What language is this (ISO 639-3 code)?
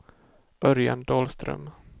swe